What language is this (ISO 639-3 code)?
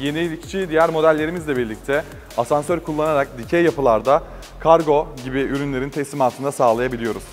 tur